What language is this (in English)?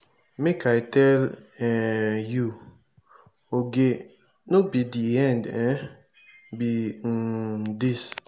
Nigerian Pidgin